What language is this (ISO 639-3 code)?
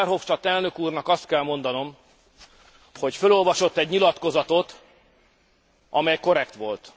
hun